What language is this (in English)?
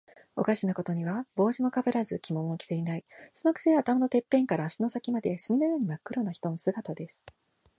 Japanese